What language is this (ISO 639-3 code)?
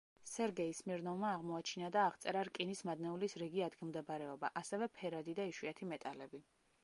kat